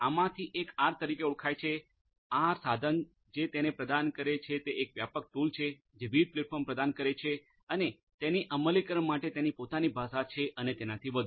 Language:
Gujarati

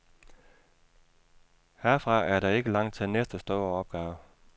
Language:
Danish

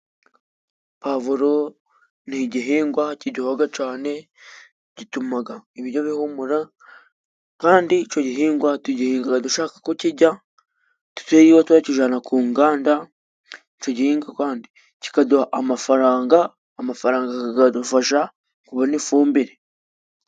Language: Kinyarwanda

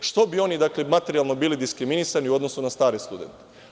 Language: Serbian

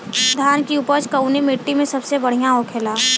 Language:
Bhojpuri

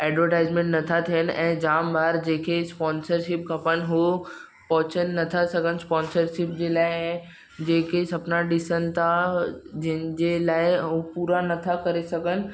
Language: Sindhi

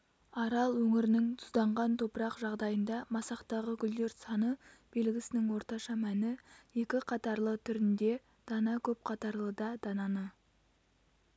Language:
Kazakh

